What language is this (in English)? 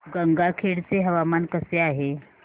Marathi